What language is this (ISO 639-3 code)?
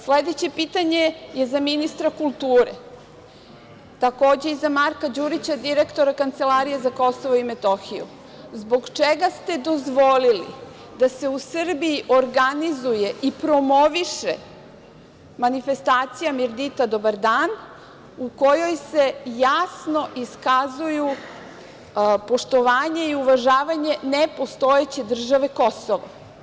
srp